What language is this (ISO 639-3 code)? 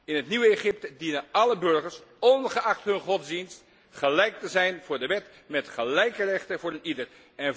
nld